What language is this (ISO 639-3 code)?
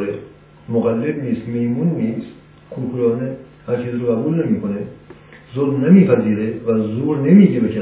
fas